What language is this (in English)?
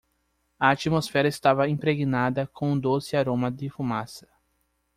Portuguese